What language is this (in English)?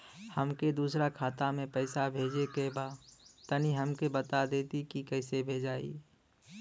Bhojpuri